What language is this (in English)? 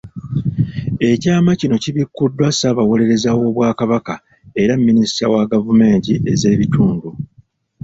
Ganda